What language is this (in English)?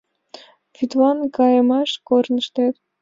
Mari